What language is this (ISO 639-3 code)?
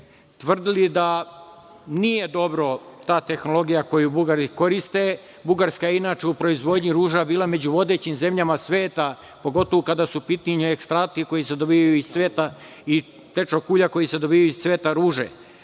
srp